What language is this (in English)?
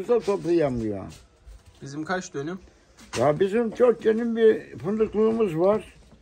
Turkish